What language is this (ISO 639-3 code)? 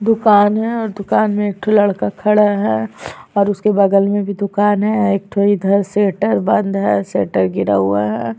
hin